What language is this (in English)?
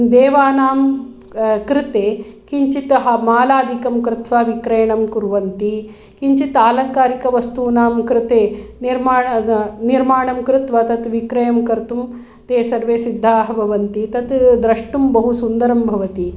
Sanskrit